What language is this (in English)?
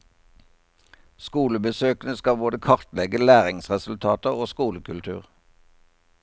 Norwegian